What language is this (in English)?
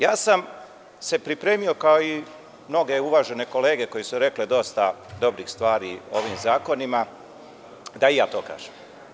Serbian